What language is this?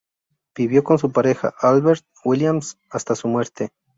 Spanish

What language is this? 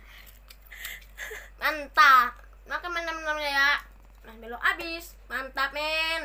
Indonesian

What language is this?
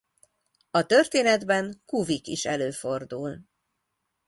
Hungarian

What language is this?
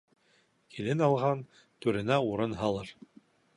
Bashkir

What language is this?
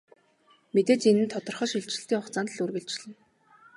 Mongolian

